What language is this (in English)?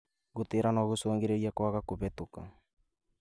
Kikuyu